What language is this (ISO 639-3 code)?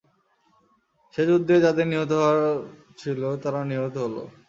ben